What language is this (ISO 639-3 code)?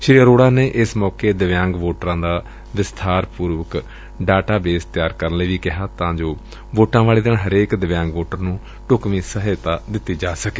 pan